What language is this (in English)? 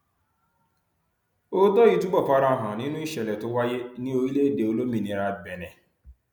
Yoruba